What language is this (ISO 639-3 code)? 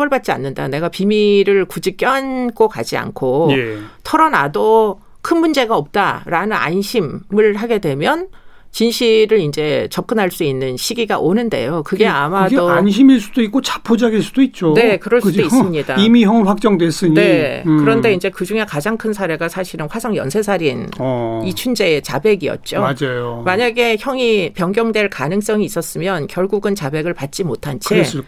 kor